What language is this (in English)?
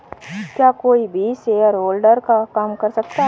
Hindi